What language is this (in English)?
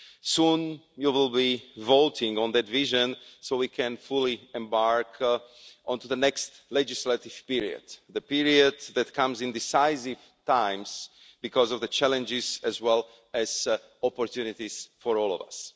English